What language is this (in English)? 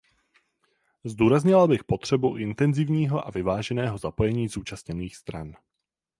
Czech